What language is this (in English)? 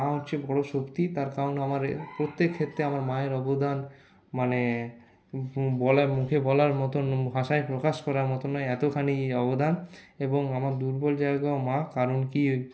Bangla